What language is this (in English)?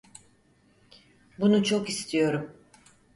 Turkish